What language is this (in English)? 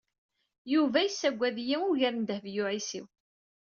Kabyle